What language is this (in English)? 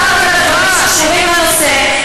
Hebrew